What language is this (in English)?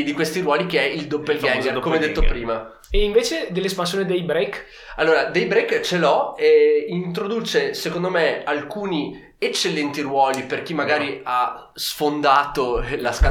Italian